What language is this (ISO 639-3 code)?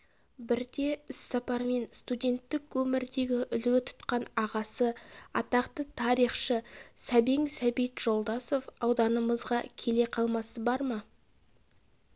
kaz